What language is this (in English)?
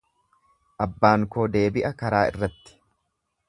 Oromo